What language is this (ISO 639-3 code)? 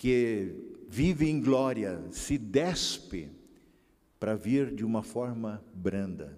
por